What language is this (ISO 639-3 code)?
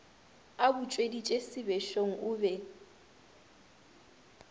nso